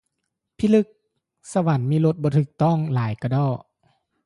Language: Lao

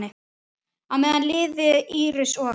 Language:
Icelandic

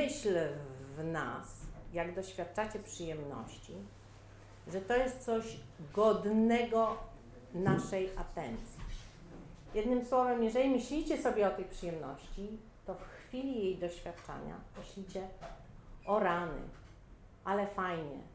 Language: Polish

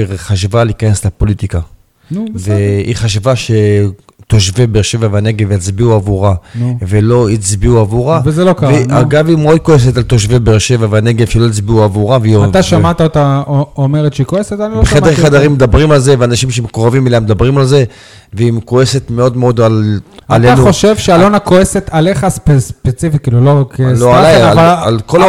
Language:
Hebrew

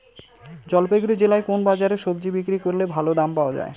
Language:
Bangla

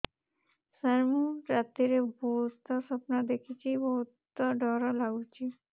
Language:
Odia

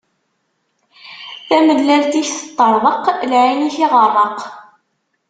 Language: Kabyle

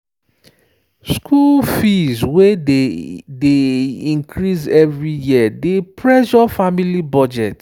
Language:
Nigerian Pidgin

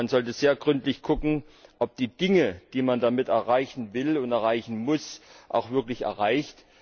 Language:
German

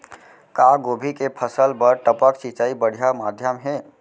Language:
Chhattisgarhi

